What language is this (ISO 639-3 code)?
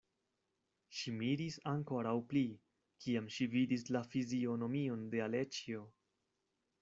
epo